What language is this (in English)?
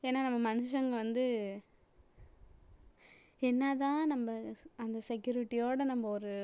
Tamil